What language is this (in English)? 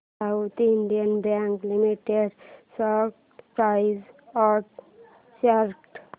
Marathi